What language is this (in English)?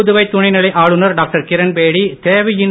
Tamil